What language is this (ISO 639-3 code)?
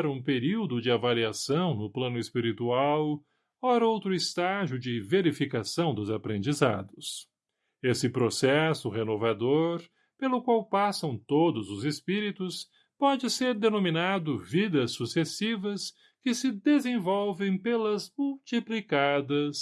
por